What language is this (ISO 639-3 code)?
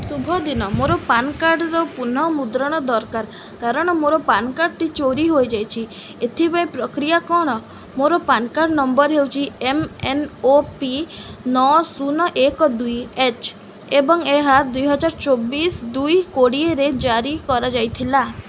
ori